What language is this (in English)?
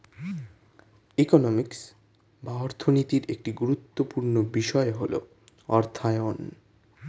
Bangla